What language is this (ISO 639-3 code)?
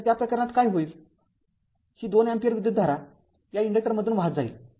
mar